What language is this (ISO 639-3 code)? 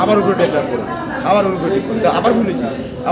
ben